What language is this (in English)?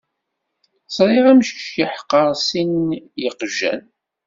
Kabyle